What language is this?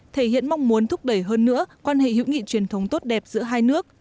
Vietnamese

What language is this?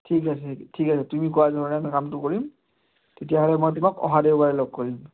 Assamese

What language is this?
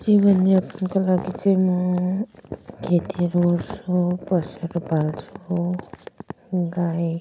Nepali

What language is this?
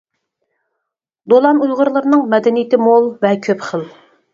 Uyghur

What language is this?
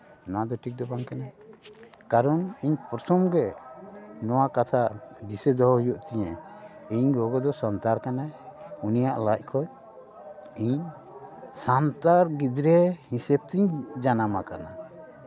Santali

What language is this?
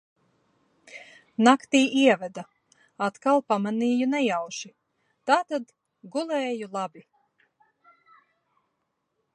Latvian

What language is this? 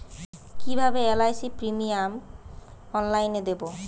Bangla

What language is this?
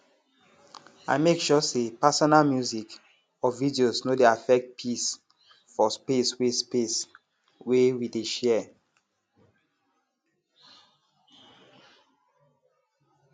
Nigerian Pidgin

